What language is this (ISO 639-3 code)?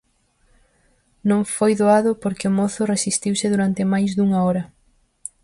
glg